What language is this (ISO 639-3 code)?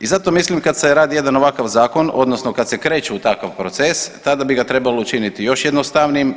hrv